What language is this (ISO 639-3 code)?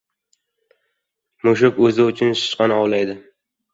uzb